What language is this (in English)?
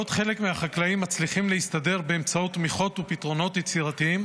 Hebrew